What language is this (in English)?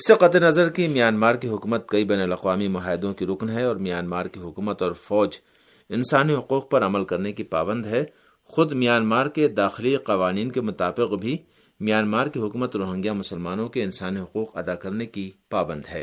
Urdu